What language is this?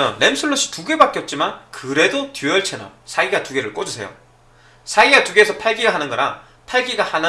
Korean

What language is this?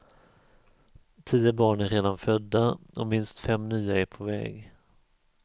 Swedish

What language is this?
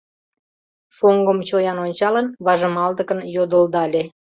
Mari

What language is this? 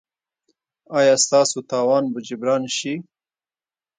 Pashto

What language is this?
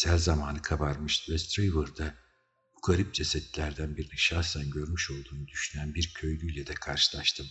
Turkish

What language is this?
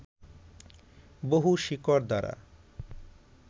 Bangla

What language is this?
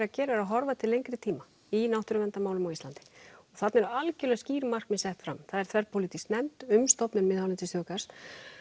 Icelandic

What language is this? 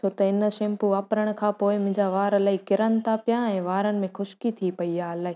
Sindhi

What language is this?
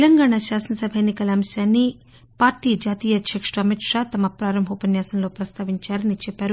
Telugu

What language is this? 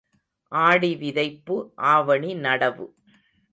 Tamil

